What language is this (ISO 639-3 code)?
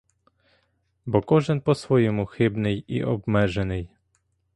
ukr